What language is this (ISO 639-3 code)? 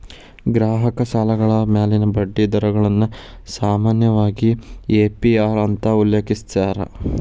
kan